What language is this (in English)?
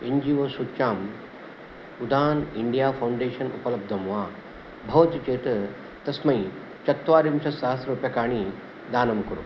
Sanskrit